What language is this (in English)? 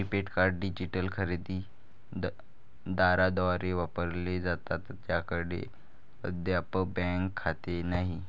Marathi